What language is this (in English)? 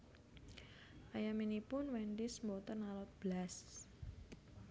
Javanese